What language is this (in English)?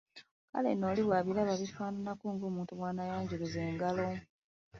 Ganda